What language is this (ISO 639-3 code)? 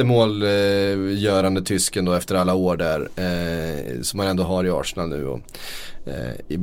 swe